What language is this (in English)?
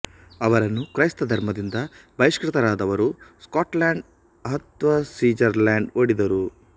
Kannada